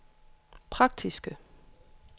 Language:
Danish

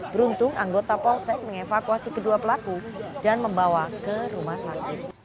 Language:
Indonesian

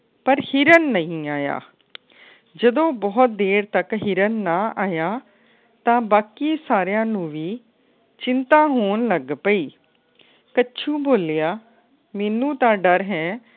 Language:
Punjabi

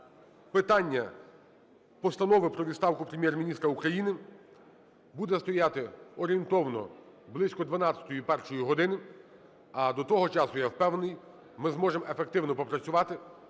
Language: Ukrainian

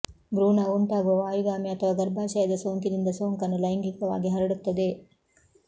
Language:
Kannada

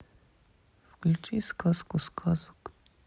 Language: Russian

